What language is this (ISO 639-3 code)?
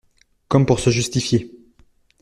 fra